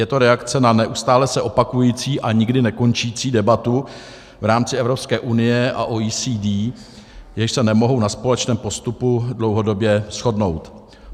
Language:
Czech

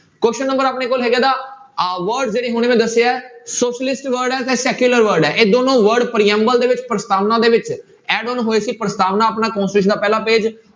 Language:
Punjabi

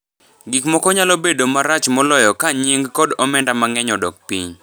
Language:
Luo (Kenya and Tanzania)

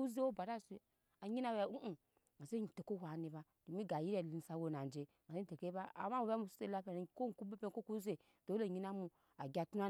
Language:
Nyankpa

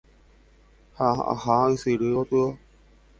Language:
Guarani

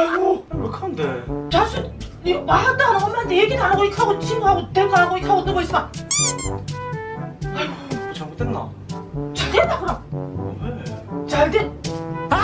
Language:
Korean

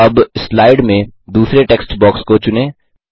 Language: Hindi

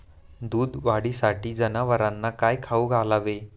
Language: Marathi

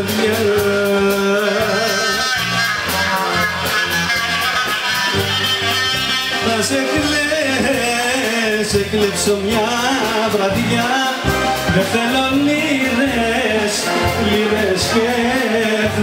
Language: Greek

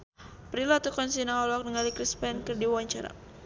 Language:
Sundanese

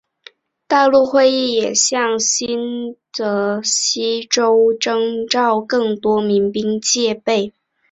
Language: Chinese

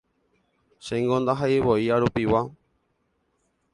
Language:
Guarani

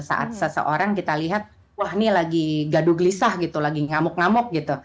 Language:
Indonesian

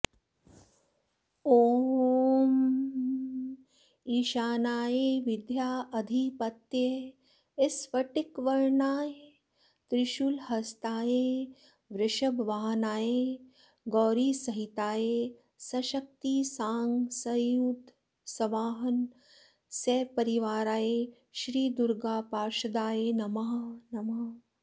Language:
Sanskrit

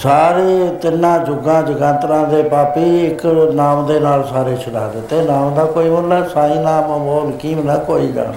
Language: Punjabi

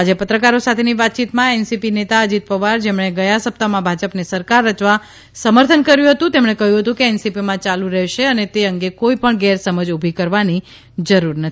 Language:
Gujarati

